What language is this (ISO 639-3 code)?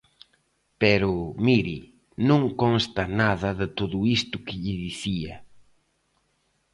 glg